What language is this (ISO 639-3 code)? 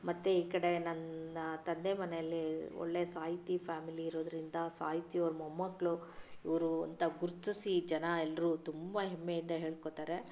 kan